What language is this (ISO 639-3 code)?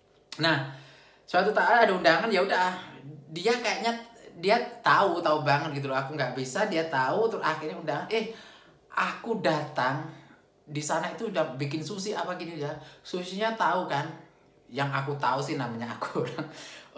ind